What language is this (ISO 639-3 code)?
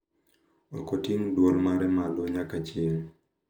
luo